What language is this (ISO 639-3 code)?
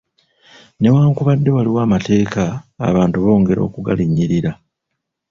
lug